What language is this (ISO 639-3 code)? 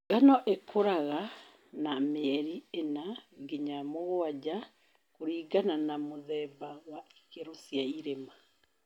kik